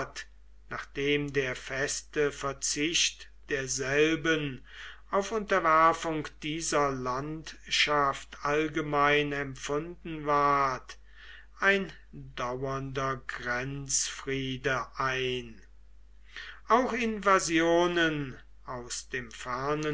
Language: German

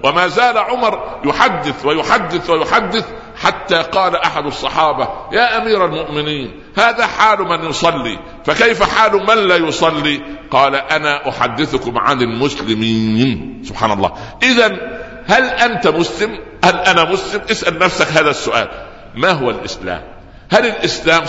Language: Arabic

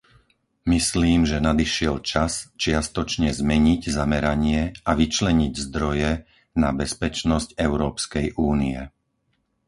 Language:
Slovak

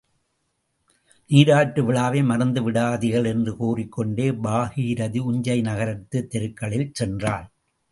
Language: Tamil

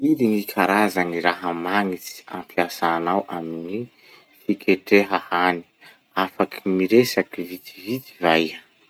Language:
Masikoro Malagasy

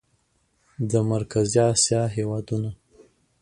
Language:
Pashto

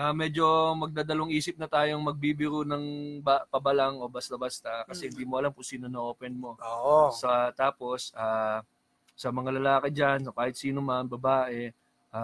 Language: Filipino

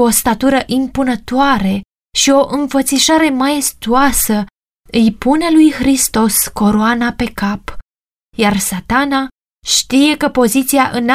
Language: Romanian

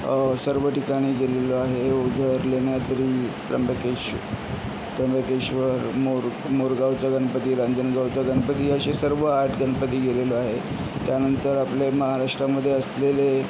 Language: Marathi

